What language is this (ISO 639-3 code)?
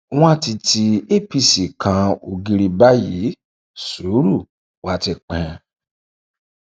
yor